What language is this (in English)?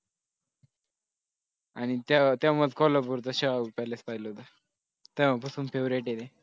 Marathi